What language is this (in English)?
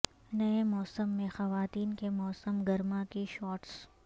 Urdu